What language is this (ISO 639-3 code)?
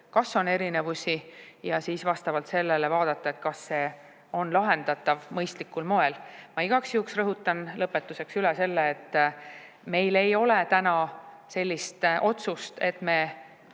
est